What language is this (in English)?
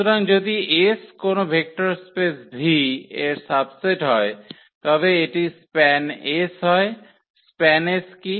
Bangla